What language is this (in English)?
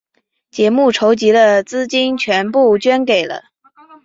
Chinese